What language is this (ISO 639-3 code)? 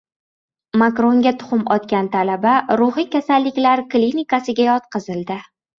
uzb